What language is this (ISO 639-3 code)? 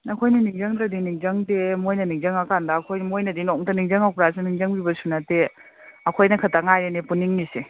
mni